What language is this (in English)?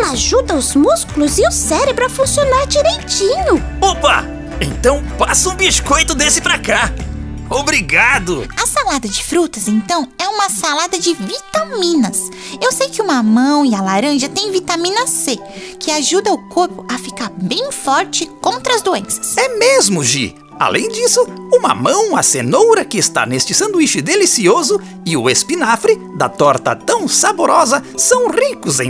Portuguese